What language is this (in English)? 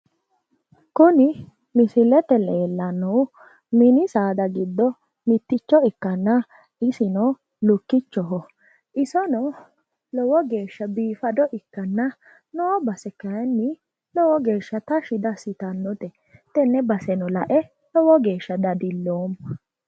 Sidamo